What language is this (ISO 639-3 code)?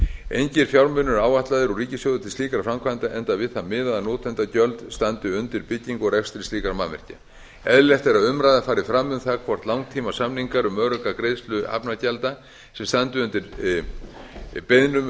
isl